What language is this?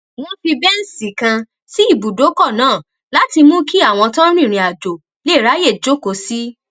Yoruba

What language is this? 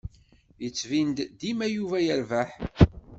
Kabyle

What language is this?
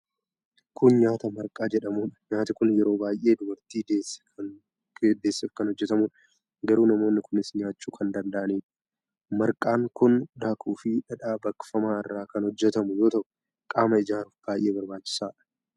Oromo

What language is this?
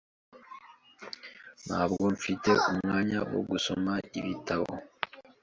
Kinyarwanda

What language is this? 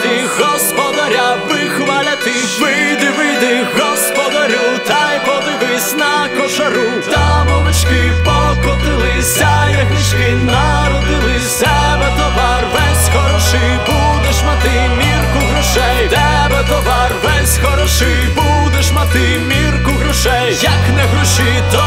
Ukrainian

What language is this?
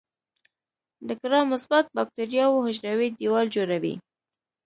Pashto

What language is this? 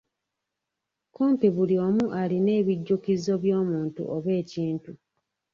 Ganda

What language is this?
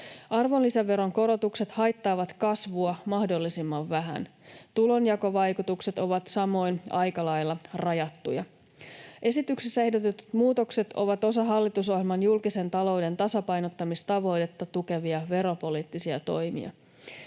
Finnish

